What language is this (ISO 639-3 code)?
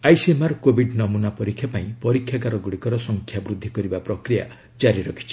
ori